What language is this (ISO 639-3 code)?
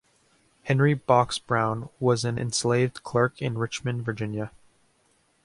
eng